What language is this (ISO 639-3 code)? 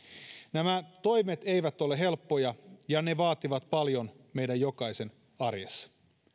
fin